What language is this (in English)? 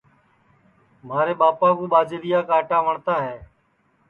Sansi